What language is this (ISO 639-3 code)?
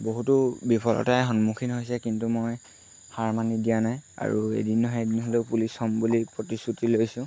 asm